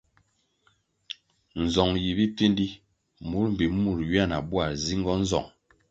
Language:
Kwasio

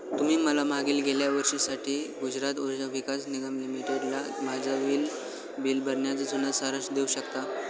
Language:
Marathi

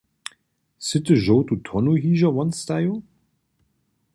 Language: Upper Sorbian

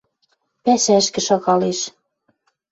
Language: Western Mari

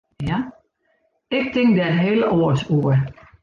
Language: Western Frisian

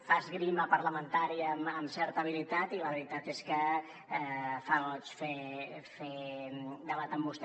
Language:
Catalan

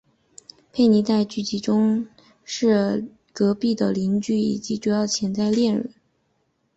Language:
Chinese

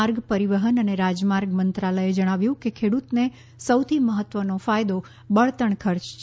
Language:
Gujarati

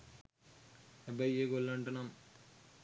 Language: Sinhala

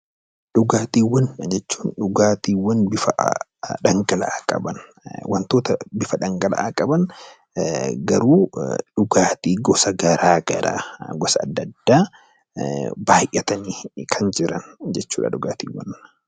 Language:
Oromo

